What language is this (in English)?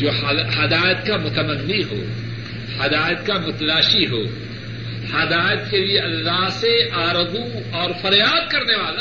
Urdu